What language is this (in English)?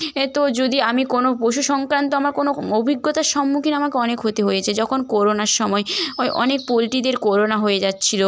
Bangla